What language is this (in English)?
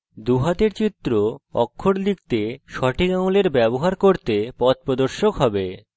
Bangla